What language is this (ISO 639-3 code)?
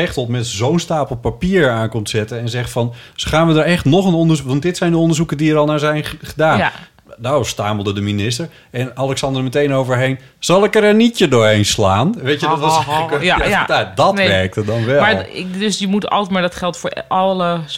nld